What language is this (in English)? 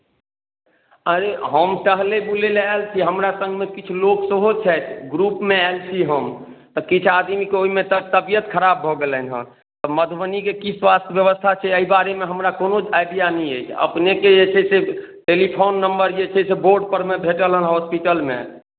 Maithili